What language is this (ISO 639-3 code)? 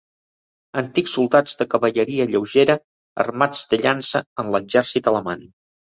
cat